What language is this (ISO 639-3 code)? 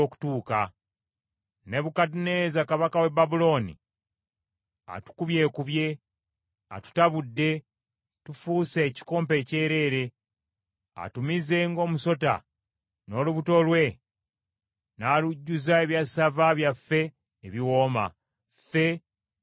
lug